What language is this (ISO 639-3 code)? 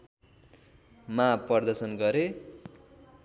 nep